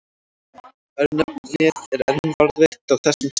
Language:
Icelandic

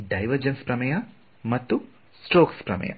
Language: Kannada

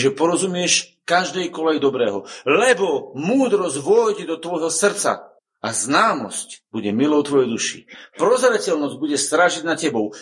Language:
Slovak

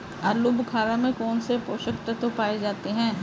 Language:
Hindi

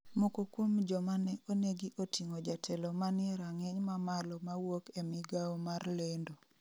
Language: Luo (Kenya and Tanzania)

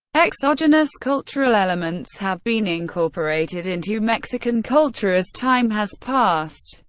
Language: English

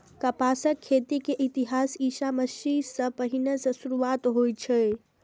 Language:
Maithili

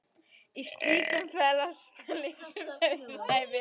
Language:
Icelandic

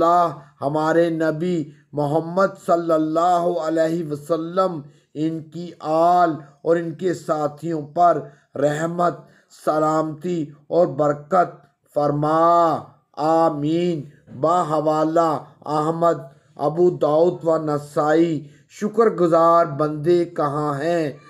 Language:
Hindi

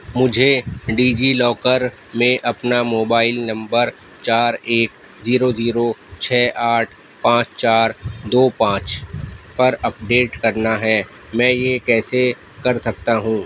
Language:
Urdu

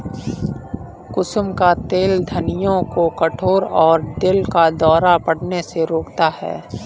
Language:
Hindi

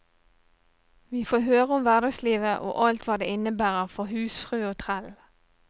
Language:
Norwegian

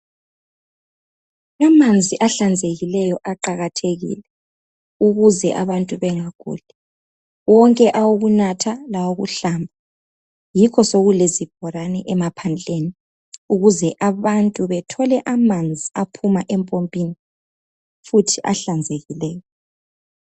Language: North Ndebele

